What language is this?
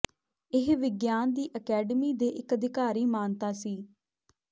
Punjabi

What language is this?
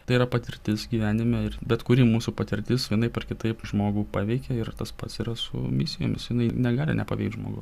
Lithuanian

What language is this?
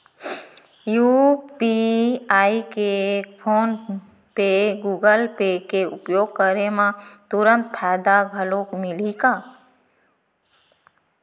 Chhattisgarhi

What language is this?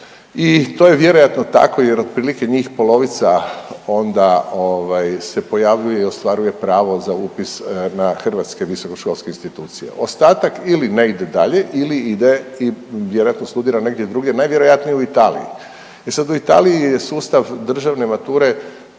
Croatian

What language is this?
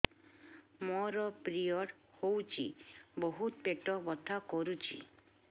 Odia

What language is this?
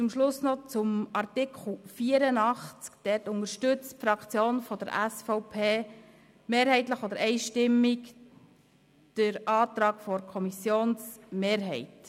Swiss German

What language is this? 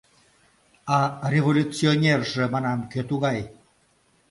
Mari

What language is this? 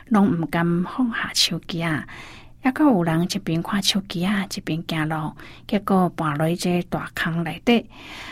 Chinese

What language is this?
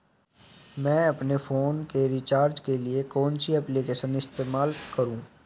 Hindi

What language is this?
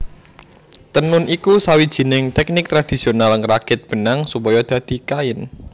Javanese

